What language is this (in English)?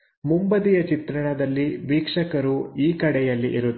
Kannada